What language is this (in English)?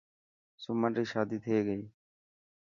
Dhatki